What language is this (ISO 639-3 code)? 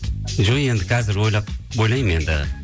kaz